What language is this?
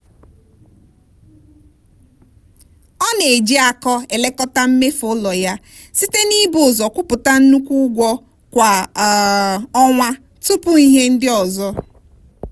Igbo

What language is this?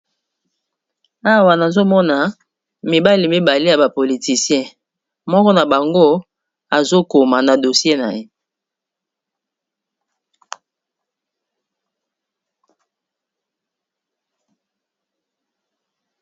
Lingala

